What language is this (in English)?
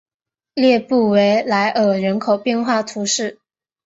Chinese